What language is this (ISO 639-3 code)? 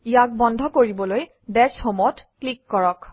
asm